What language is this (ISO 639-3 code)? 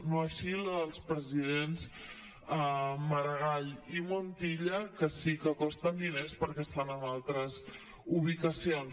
cat